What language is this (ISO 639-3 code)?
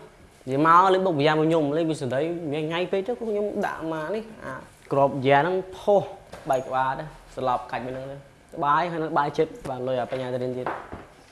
vie